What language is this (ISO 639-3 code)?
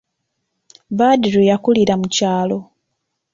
lug